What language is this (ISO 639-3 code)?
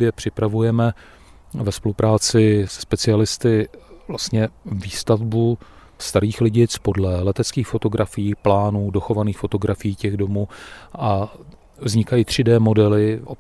ces